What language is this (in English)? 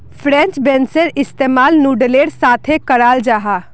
Magahi